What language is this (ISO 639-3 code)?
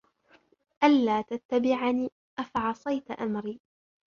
ara